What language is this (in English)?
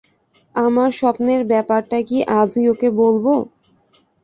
Bangla